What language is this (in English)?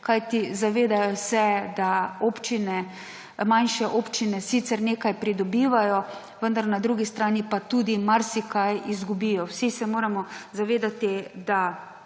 Slovenian